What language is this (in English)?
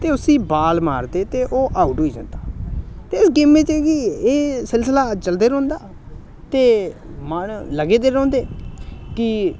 Dogri